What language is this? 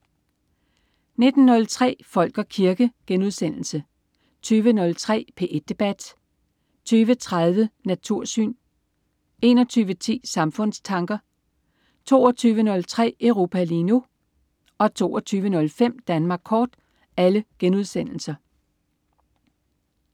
Danish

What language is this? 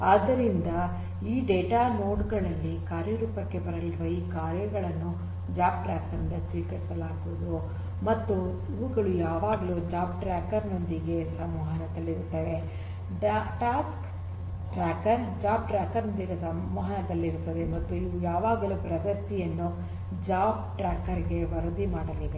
Kannada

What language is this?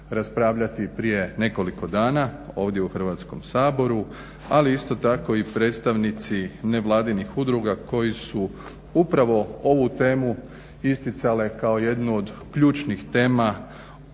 Croatian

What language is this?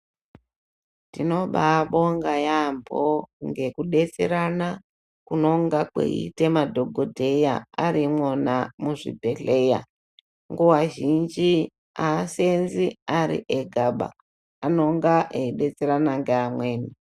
Ndau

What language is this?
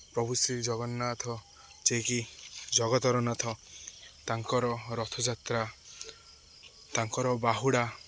Odia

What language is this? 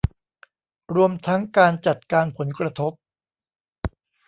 Thai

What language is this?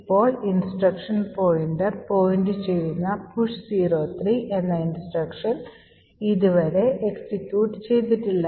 Malayalam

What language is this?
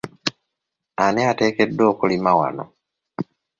Ganda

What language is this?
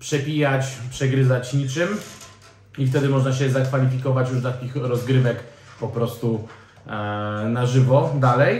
Polish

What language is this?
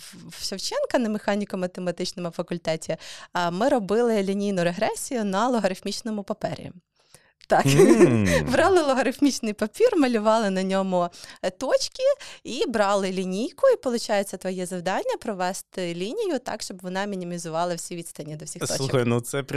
Ukrainian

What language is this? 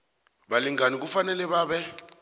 South Ndebele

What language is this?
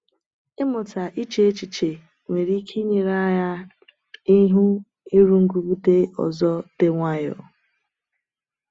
Igbo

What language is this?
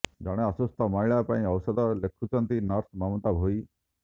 Odia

